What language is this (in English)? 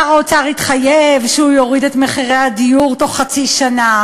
Hebrew